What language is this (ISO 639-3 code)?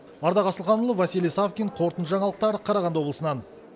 kaz